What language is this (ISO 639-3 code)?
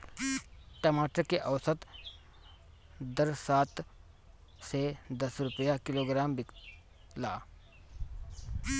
bho